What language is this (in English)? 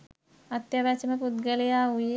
Sinhala